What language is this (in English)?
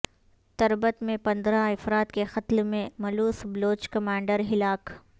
Urdu